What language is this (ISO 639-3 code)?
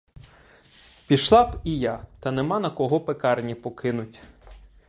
ukr